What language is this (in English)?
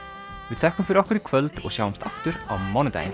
Icelandic